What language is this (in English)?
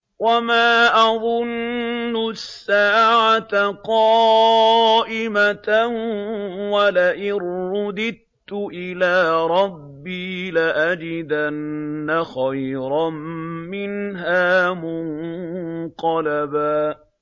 Arabic